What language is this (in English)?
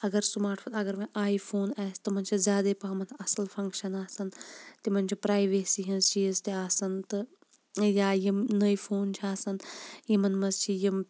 Kashmiri